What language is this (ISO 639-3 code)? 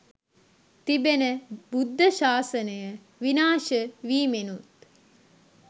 sin